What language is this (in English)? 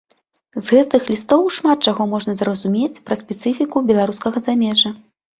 Belarusian